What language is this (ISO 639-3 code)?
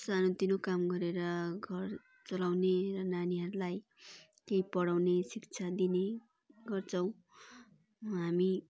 nep